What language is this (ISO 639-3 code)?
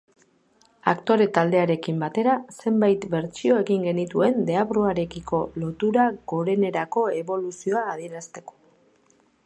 eus